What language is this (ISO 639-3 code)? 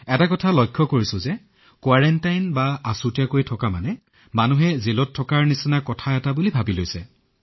asm